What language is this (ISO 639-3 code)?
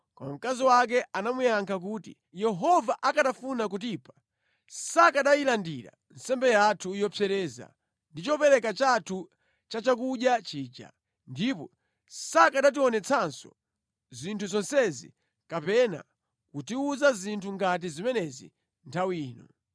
nya